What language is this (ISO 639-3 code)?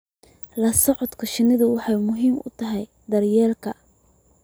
som